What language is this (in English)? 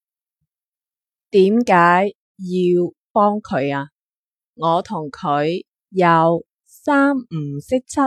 Chinese